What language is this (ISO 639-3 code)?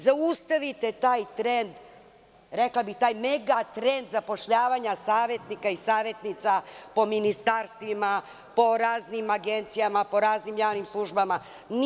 srp